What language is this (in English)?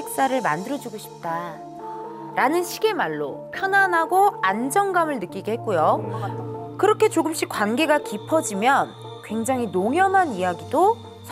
Korean